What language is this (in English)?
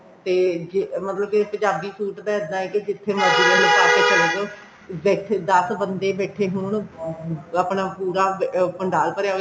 Punjabi